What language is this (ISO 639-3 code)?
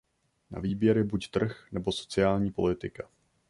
ces